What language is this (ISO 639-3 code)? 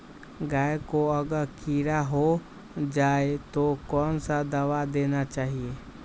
mag